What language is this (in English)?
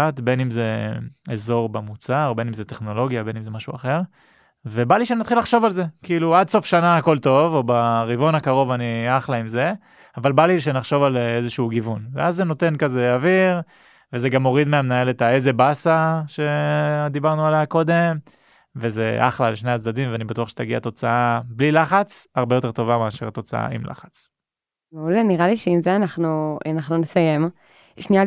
Hebrew